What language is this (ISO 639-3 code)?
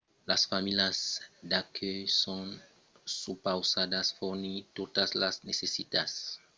oci